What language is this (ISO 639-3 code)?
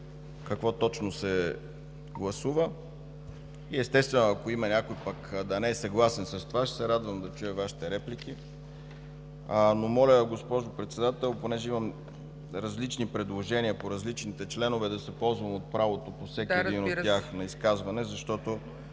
bul